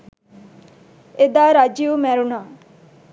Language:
Sinhala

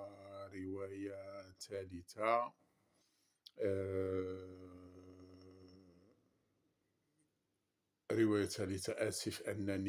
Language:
Arabic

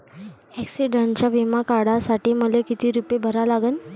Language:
Marathi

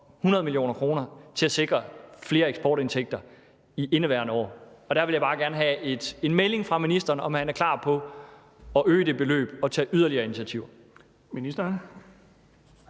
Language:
Danish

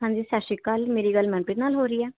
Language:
Punjabi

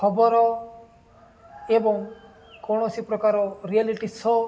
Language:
Odia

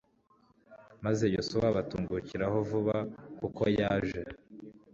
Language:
Kinyarwanda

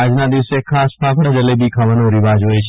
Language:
Gujarati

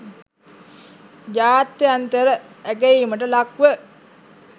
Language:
Sinhala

